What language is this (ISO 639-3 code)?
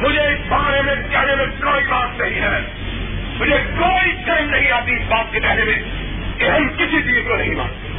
urd